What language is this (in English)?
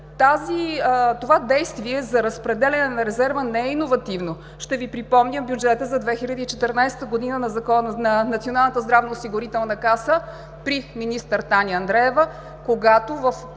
Bulgarian